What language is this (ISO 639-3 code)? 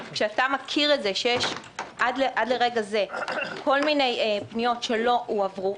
heb